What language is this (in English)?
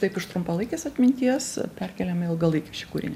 Lithuanian